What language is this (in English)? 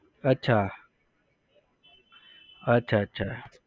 Gujarati